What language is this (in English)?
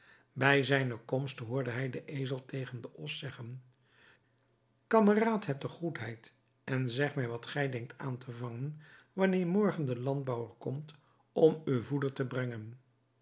Dutch